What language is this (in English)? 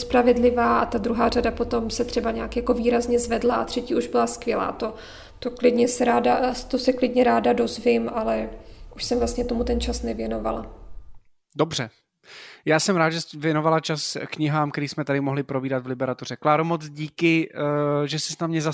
Czech